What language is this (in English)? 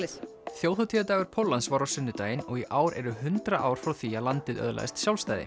Icelandic